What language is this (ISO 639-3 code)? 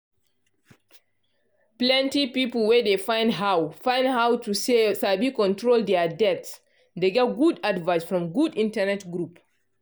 pcm